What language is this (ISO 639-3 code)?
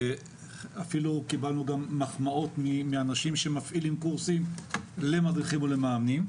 heb